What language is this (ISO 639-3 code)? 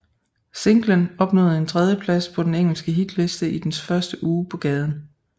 dan